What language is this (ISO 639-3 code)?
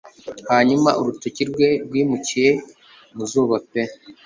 kin